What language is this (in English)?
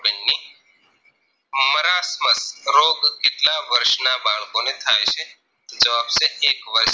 Gujarati